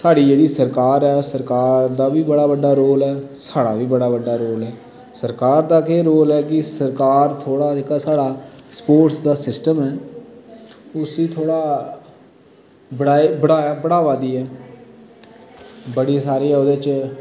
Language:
Dogri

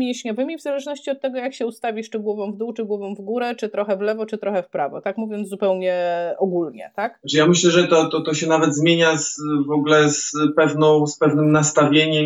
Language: Polish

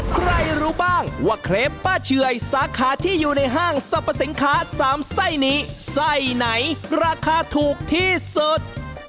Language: Thai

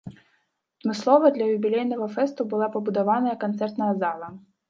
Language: Belarusian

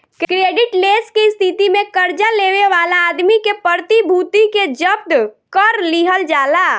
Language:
Bhojpuri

